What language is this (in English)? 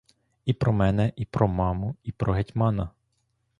Ukrainian